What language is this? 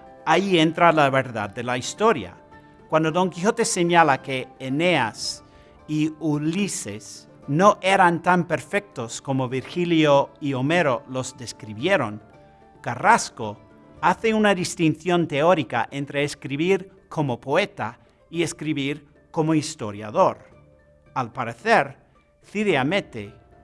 Spanish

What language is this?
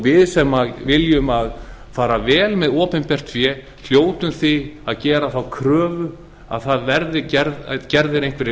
Icelandic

